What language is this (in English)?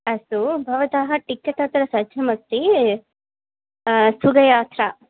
Sanskrit